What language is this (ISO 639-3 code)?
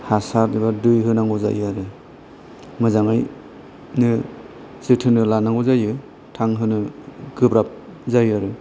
brx